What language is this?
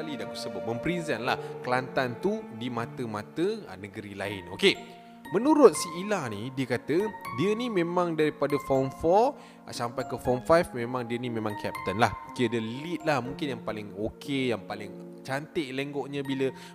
Malay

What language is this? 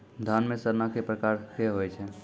Maithili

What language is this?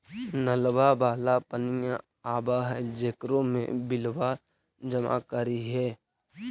Magahi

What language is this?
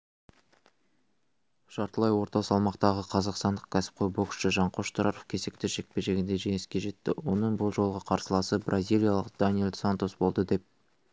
Kazakh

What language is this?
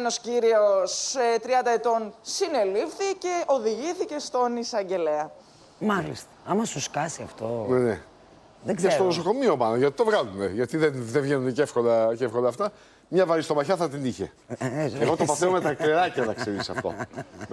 Greek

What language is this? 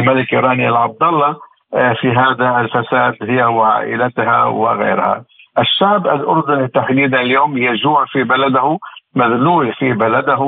Arabic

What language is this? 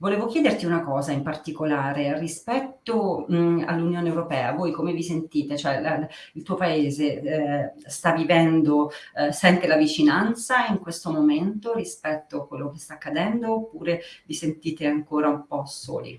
Italian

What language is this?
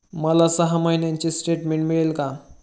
Marathi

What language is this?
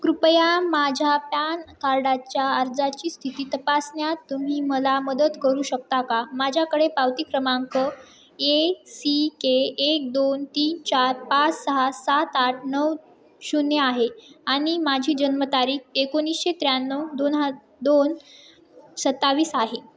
Marathi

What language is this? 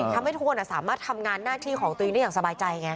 Thai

